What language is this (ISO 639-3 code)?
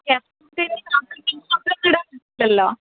mal